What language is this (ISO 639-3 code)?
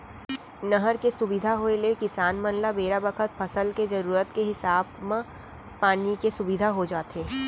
hne